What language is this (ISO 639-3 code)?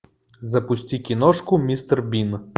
rus